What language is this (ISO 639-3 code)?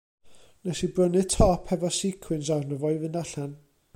cym